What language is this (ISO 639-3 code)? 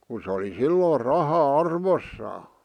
fin